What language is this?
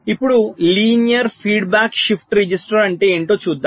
Telugu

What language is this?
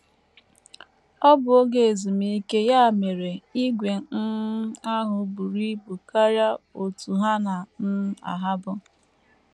Igbo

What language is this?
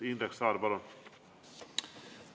Estonian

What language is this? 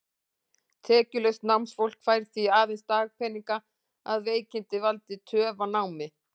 Icelandic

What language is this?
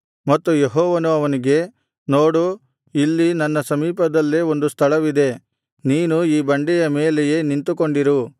Kannada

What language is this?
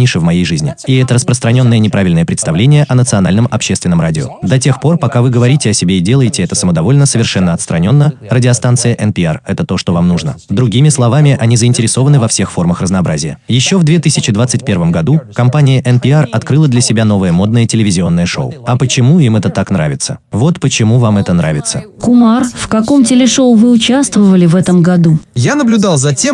Russian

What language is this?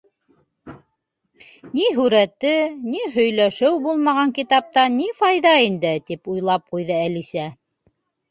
Bashkir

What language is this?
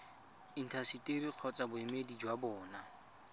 Tswana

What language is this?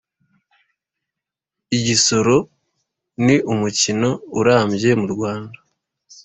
Kinyarwanda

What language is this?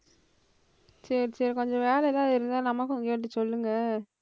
Tamil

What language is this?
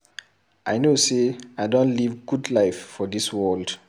Nigerian Pidgin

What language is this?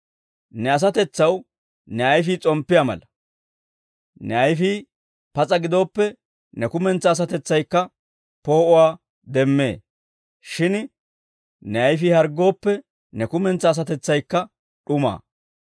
Dawro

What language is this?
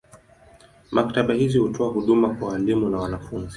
Swahili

